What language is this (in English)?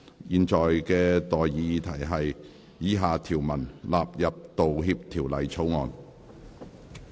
Cantonese